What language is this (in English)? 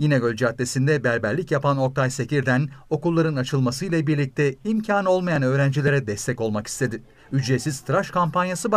Turkish